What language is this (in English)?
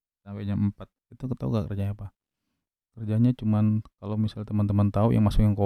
Indonesian